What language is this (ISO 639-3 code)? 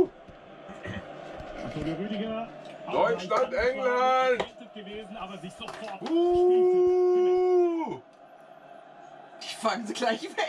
deu